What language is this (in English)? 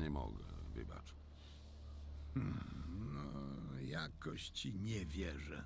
Polish